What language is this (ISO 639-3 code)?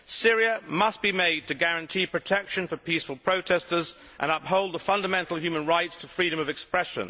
eng